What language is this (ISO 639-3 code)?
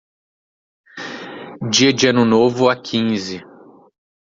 por